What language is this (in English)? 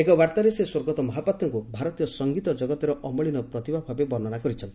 Odia